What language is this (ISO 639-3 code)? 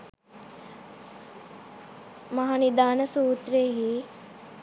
sin